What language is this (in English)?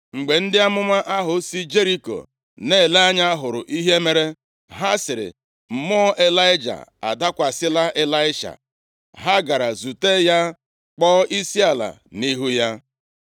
Igbo